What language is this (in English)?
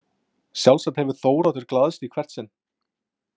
Icelandic